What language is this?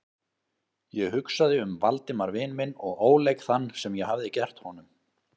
Icelandic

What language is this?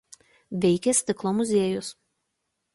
Lithuanian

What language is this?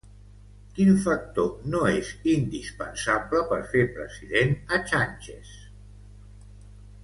Catalan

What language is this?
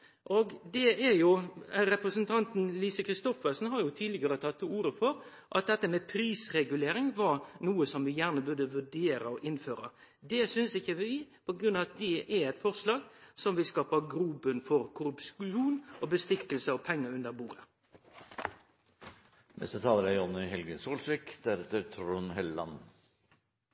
Norwegian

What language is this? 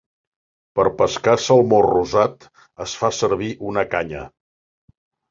Catalan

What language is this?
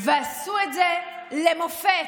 Hebrew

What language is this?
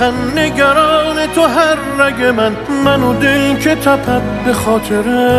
Persian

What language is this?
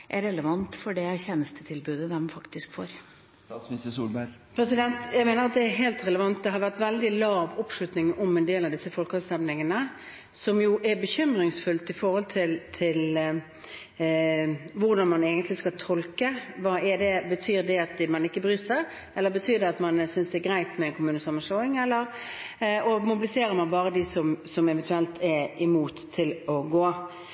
Norwegian Bokmål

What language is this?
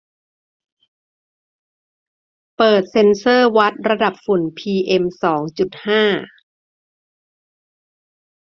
Thai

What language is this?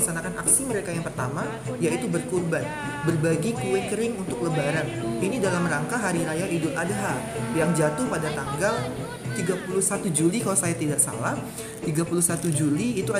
Indonesian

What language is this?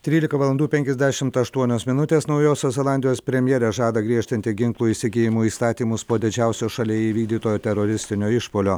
Lithuanian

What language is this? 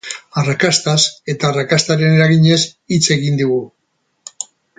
Basque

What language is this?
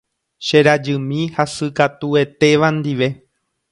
Guarani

